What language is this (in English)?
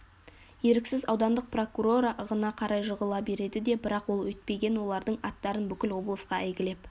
Kazakh